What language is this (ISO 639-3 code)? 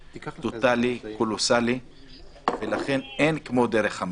heb